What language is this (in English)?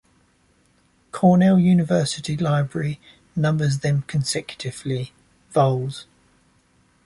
English